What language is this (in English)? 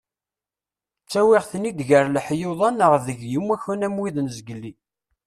Kabyle